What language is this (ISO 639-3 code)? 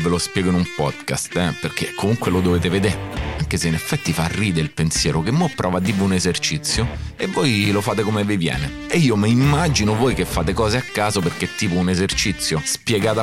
ita